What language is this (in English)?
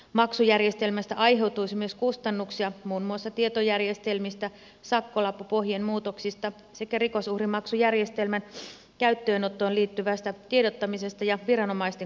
Finnish